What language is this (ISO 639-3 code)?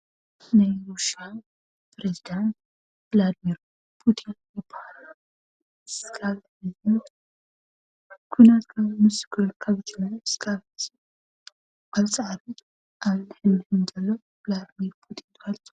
tir